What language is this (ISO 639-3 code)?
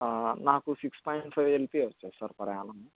tel